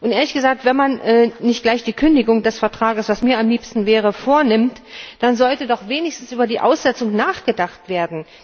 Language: German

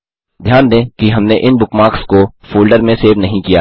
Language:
Hindi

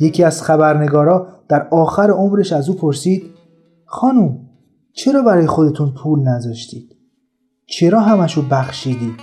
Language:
Persian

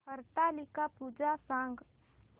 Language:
Marathi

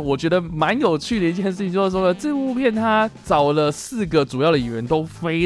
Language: Chinese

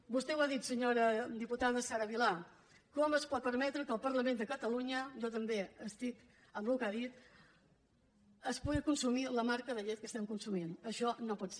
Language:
Catalan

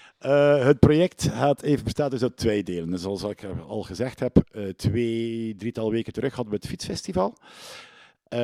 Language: Dutch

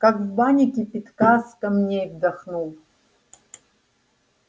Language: Russian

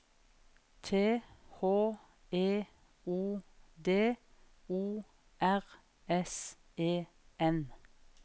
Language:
Norwegian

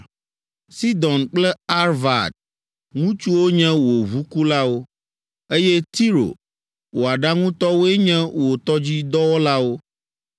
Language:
Ewe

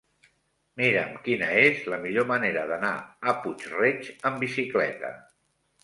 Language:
Catalan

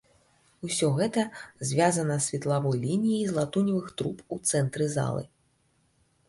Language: Belarusian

